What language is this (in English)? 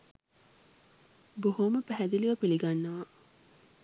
Sinhala